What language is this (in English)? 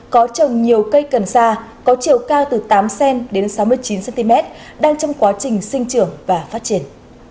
Vietnamese